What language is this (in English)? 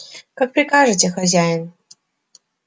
Russian